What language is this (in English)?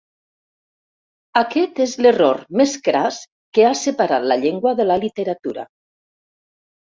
Catalan